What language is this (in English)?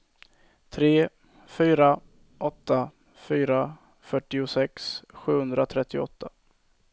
Swedish